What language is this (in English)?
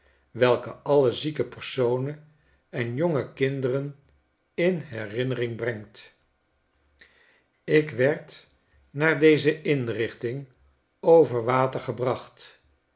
Dutch